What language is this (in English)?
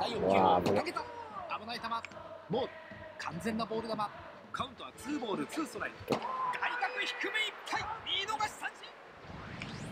Japanese